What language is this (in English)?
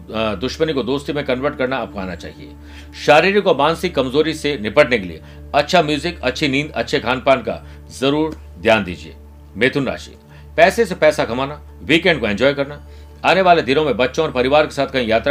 Hindi